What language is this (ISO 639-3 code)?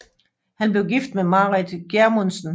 dan